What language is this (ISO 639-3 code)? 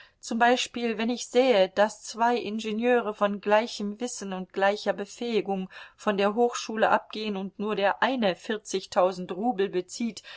deu